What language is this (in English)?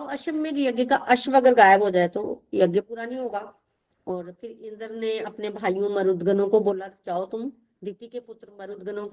Hindi